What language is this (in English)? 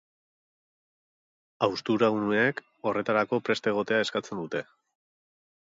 Basque